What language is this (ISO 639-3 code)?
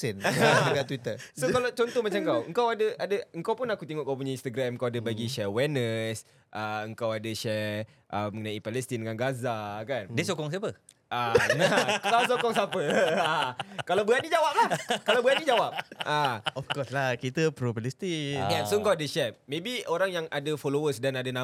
msa